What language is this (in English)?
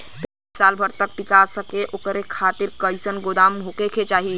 Bhojpuri